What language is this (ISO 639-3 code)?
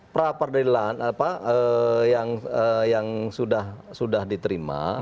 ind